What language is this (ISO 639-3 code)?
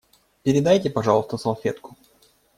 rus